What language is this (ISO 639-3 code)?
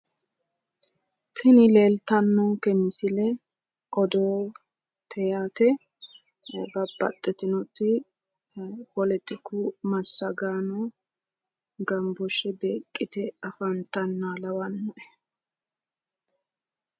sid